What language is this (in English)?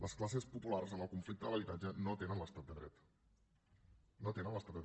Catalan